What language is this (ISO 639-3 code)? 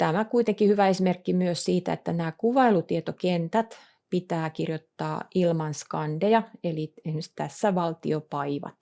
fin